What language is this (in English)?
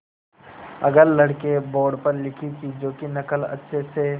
Hindi